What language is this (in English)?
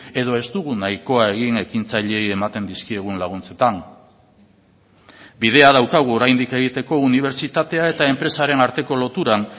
Basque